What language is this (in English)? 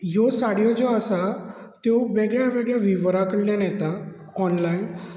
Konkani